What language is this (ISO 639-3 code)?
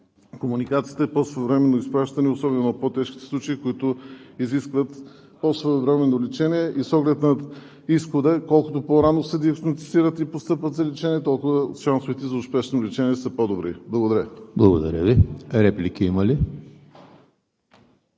bul